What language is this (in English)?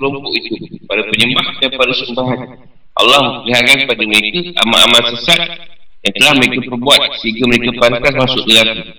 Malay